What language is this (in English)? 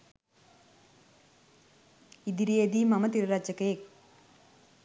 Sinhala